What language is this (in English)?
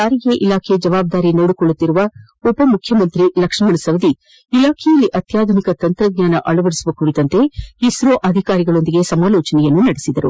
Kannada